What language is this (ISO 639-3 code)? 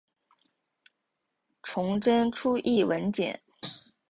zho